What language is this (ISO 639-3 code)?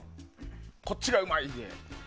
jpn